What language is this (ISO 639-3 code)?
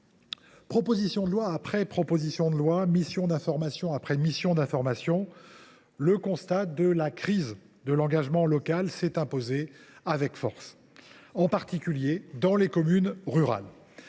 fra